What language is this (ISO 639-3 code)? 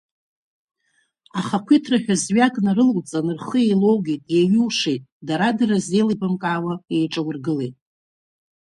abk